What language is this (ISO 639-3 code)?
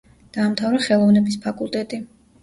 kat